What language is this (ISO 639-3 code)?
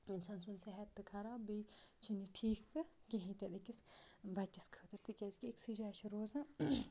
kas